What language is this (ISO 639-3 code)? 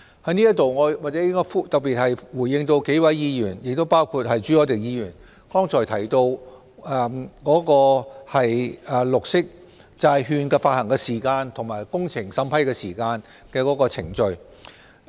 yue